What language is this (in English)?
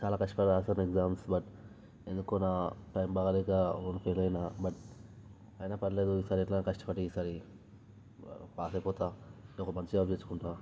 Telugu